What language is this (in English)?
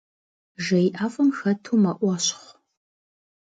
Kabardian